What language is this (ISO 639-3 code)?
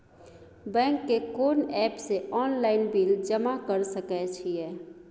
mai